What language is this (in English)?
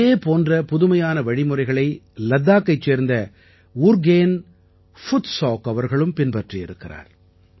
Tamil